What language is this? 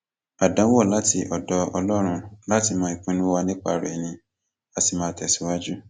Yoruba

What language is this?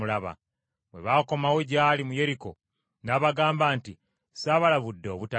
Ganda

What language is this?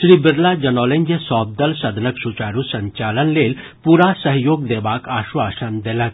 Maithili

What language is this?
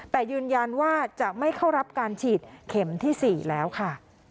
Thai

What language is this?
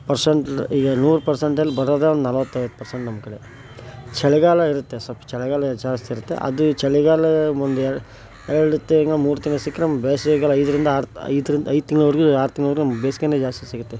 Kannada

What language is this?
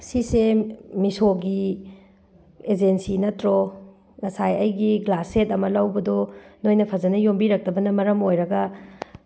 Manipuri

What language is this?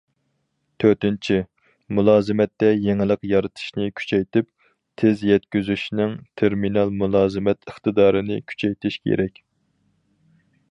Uyghur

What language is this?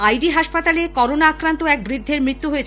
Bangla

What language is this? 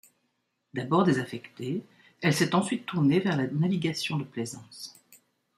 French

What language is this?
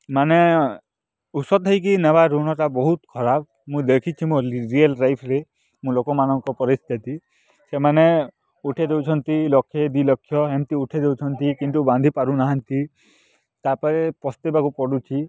Odia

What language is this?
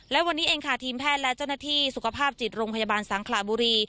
Thai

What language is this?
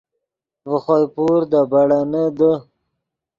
Yidgha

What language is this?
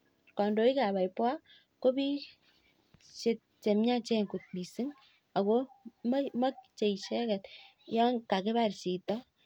Kalenjin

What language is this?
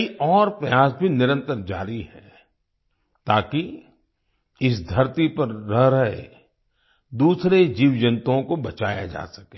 Hindi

